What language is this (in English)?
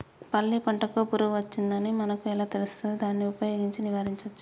Telugu